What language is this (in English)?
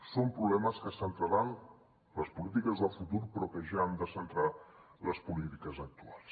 Catalan